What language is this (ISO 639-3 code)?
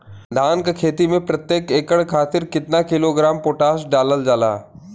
bho